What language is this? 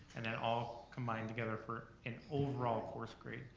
English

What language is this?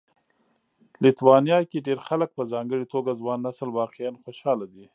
Pashto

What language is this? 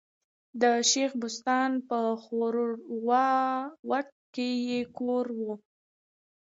Pashto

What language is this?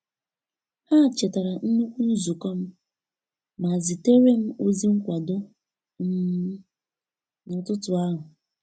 Igbo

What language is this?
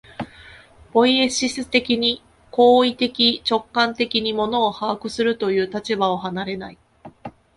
Japanese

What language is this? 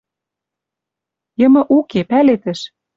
Western Mari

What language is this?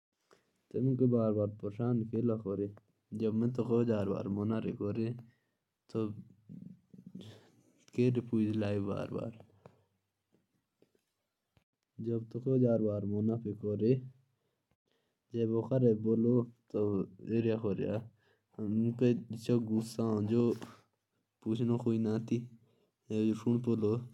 Jaunsari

